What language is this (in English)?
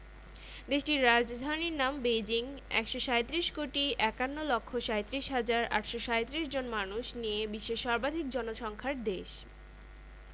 Bangla